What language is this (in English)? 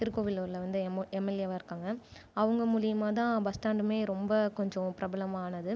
Tamil